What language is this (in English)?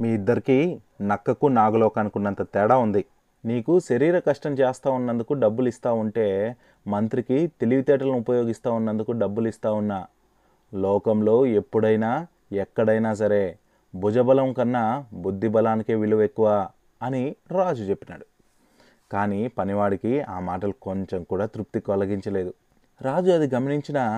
Telugu